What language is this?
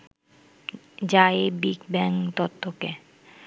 Bangla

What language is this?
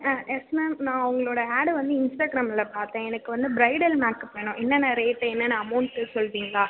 Tamil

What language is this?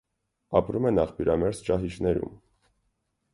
Armenian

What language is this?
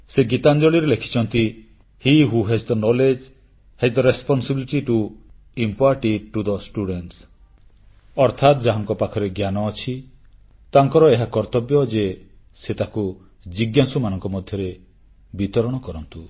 Odia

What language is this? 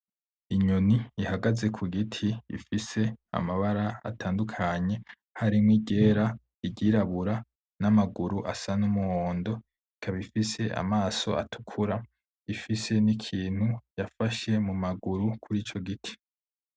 Rundi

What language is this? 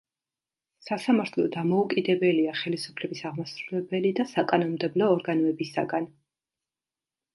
Georgian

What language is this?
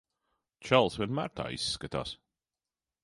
Latvian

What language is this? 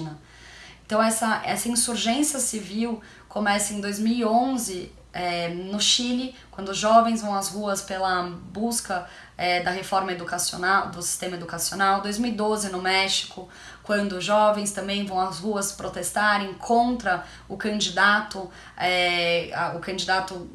Portuguese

